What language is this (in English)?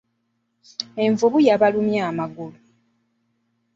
Ganda